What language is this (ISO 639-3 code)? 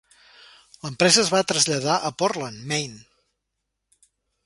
cat